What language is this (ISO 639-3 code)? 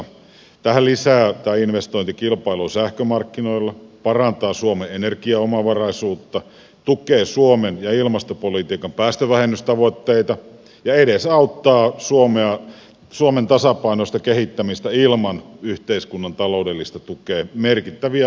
fin